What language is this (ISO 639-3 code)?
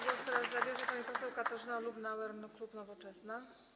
pol